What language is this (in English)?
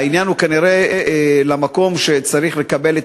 Hebrew